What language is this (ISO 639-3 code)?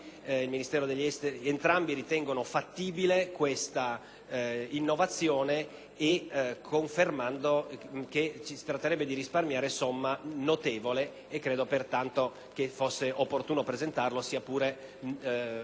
ita